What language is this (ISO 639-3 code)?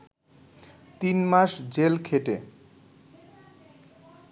ben